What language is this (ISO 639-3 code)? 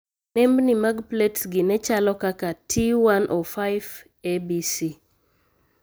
luo